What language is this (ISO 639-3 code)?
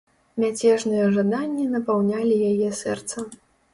bel